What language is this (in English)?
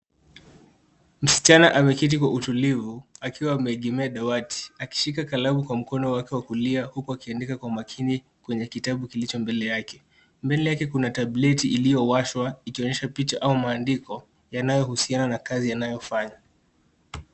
Swahili